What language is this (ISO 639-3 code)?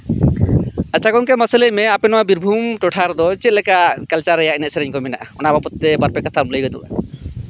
sat